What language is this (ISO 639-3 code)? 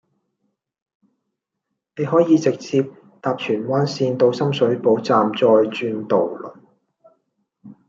yue